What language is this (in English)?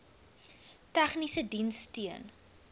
Afrikaans